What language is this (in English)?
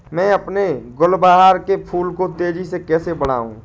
Hindi